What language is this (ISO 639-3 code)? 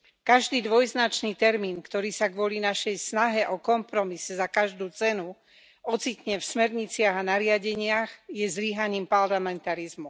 slk